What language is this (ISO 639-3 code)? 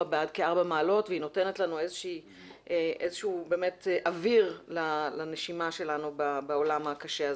heb